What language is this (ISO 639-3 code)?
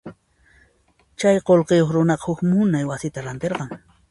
qxp